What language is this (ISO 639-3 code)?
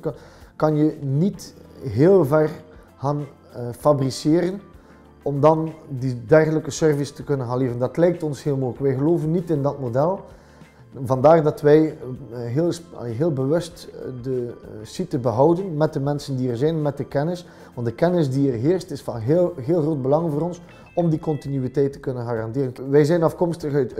nld